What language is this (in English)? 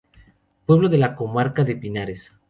Spanish